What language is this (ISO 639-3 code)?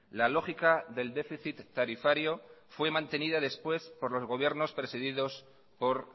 spa